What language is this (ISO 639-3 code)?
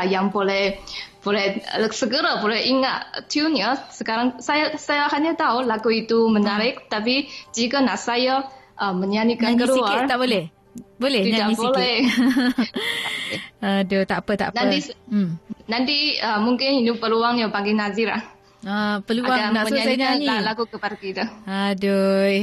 msa